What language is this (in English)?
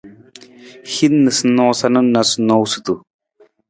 Nawdm